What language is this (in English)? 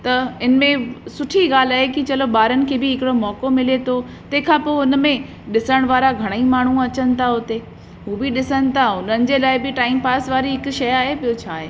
Sindhi